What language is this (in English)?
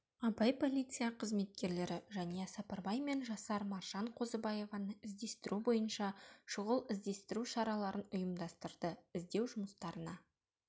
Kazakh